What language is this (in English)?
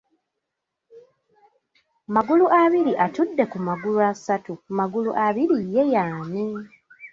Ganda